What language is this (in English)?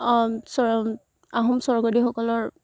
Assamese